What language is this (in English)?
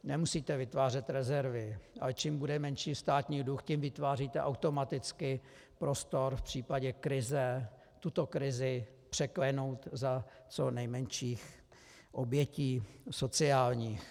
Czech